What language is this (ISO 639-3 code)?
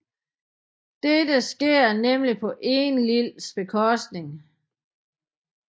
dan